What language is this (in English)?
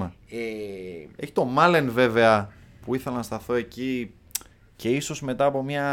Greek